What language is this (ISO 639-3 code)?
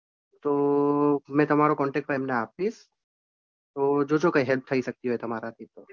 guj